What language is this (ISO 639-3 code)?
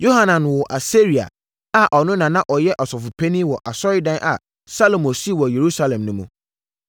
aka